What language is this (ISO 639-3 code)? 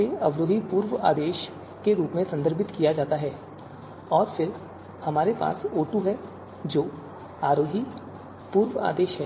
hin